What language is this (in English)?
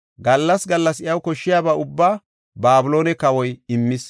Gofa